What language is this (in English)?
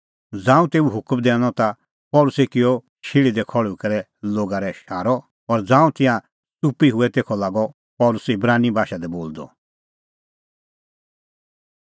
Kullu Pahari